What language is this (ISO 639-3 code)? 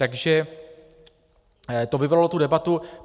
ces